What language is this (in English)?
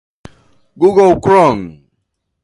Portuguese